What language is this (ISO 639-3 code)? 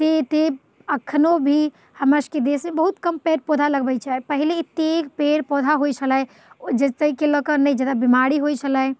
mai